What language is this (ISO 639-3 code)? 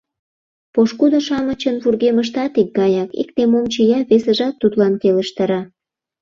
chm